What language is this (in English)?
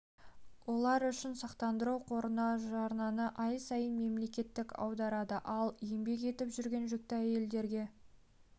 Kazakh